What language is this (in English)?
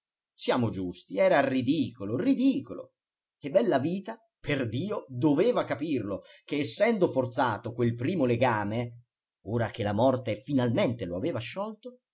Italian